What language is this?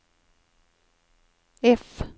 Swedish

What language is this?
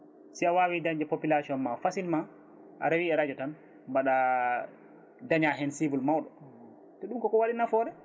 Fula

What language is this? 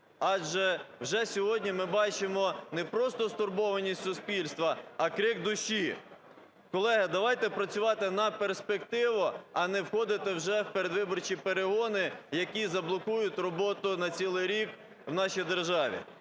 Ukrainian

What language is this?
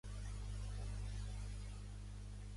Catalan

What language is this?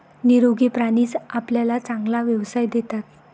Marathi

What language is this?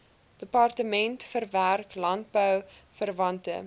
Afrikaans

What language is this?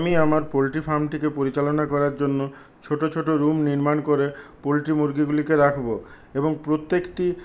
Bangla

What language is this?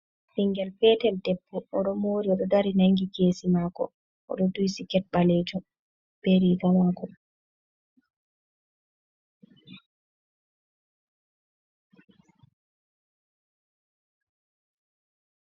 Fula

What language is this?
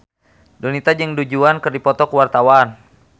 Sundanese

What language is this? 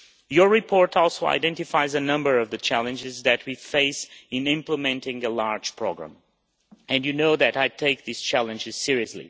English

